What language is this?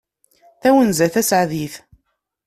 Kabyle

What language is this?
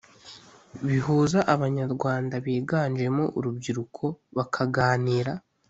Kinyarwanda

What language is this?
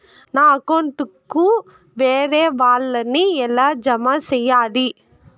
Telugu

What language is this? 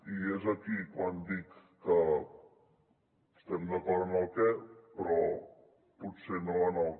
Catalan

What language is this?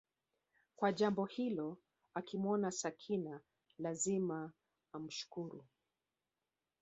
Swahili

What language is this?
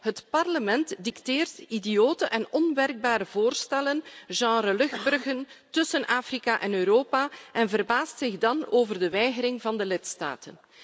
Dutch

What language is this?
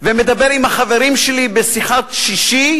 Hebrew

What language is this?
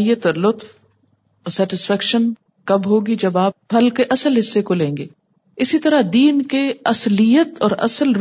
Urdu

